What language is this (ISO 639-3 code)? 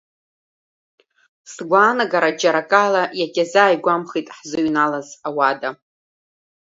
abk